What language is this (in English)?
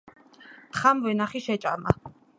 Georgian